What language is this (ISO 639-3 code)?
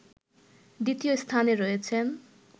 ben